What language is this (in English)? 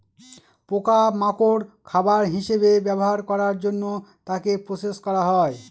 Bangla